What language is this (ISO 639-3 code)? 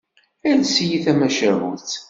kab